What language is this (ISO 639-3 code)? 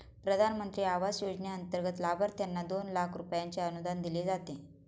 mar